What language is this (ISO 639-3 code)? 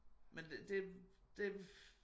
dan